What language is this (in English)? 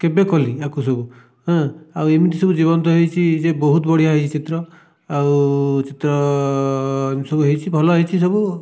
Odia